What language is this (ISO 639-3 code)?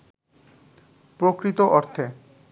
ben